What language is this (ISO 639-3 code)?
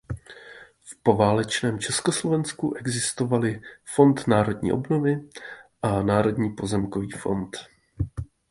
ces